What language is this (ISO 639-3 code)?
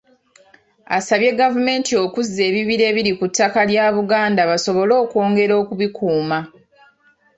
lug